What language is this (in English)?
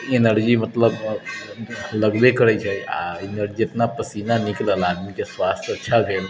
Maithili